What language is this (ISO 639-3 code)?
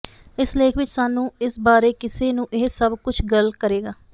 pan